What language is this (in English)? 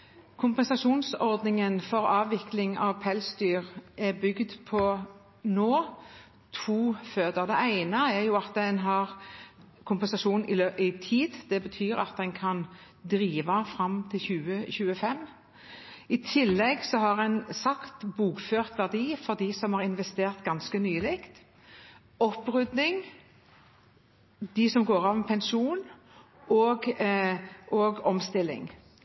Norwegian Bokmål